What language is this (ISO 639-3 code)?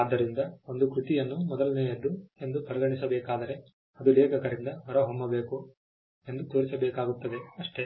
kan